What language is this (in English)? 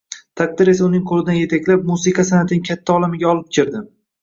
Uzbek